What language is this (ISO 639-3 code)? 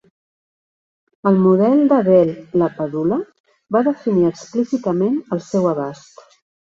cat